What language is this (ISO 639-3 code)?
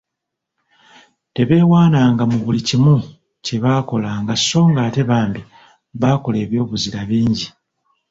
lug